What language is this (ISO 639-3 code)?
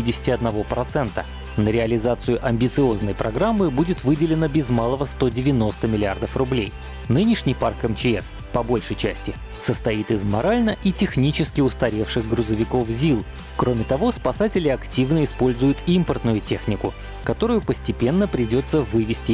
rus